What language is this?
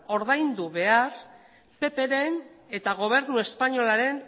Basque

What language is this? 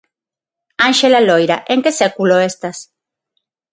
Galician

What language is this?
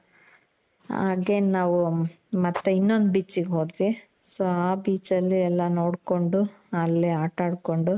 Kannada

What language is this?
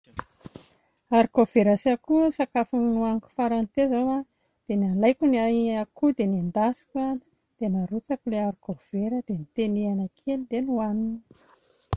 Malagasy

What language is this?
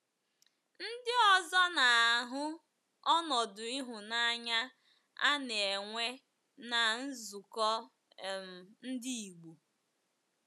Igbo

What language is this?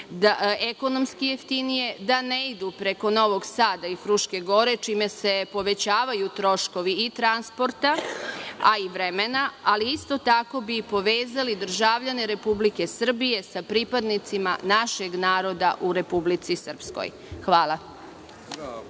Serbian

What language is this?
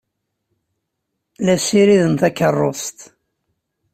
Kabyle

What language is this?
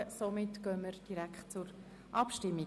Swiss German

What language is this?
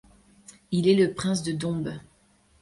French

